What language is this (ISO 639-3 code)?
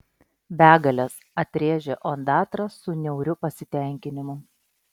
lit